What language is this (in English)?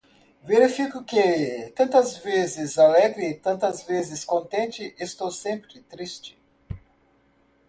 Portuguese